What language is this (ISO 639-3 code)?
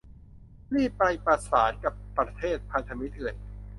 tha